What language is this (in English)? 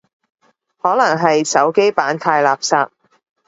Cantonese